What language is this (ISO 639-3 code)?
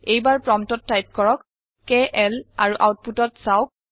asm